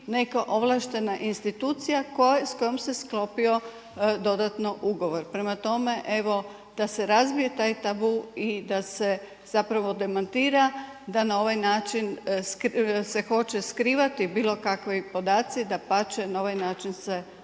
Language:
Croatian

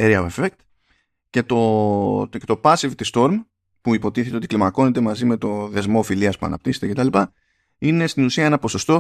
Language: Greek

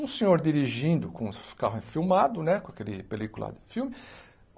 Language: Portuguese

